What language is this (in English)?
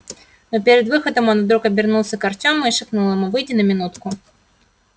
Russian